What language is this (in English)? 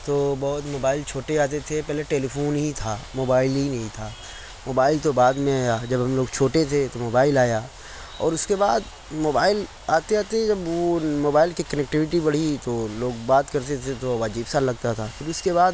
Urdu